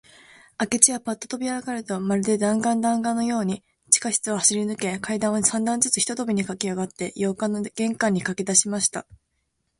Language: Japanese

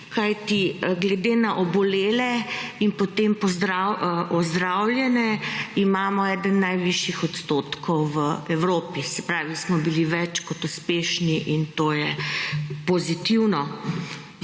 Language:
Slovenian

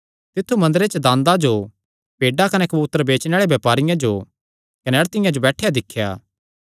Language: Kangri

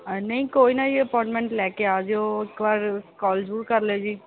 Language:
Punjabi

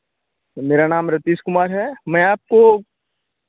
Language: Hindi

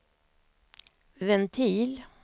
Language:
Swedish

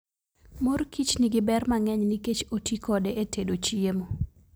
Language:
Luo (Kenya and Tanzania)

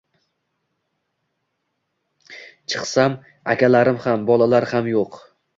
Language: Uzbek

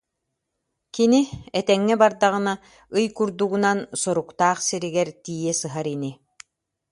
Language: Yakut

